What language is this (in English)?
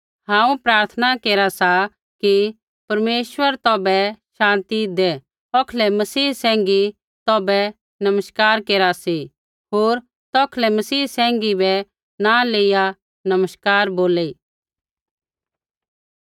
Kullu Pahari